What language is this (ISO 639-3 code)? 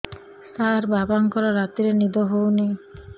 ori